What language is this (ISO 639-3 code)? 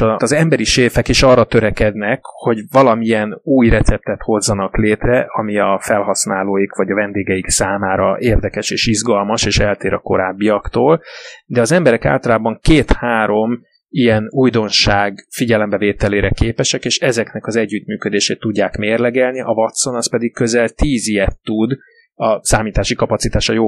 hun